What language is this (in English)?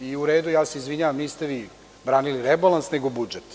Serbian